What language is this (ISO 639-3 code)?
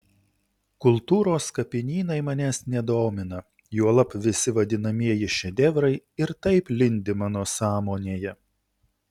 lit